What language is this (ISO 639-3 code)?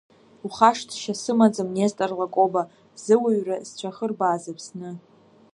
abk